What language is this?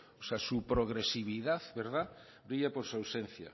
Spanish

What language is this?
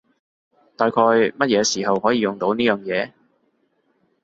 Cantonese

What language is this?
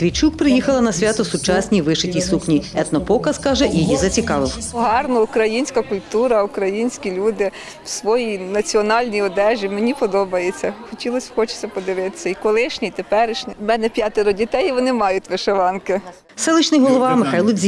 Ukrainian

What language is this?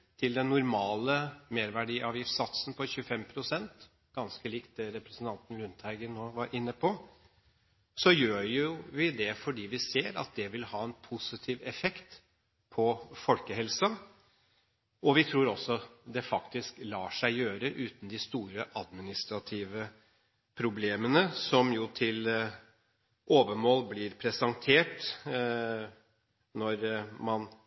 Norwegian Bokmål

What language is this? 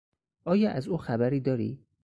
Persian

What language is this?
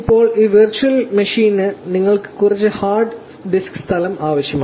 Malayalam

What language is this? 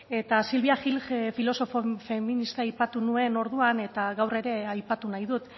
Basque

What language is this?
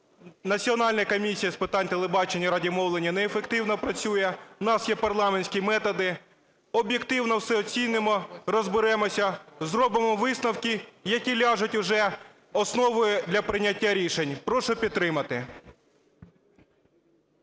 Ukrainian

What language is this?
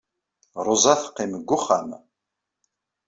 Kabyle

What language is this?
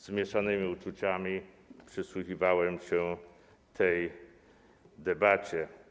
Polish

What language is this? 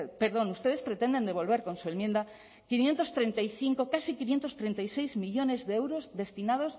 Spanish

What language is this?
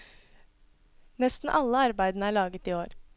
Norwegian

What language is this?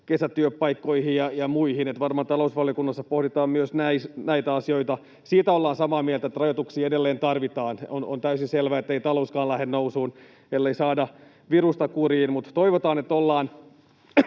Finnish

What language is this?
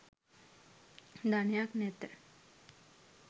Sinhala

